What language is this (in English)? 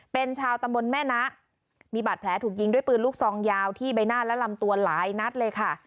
Thai